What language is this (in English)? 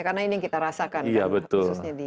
Indonesian